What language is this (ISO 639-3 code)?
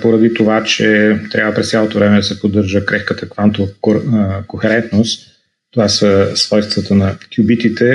bul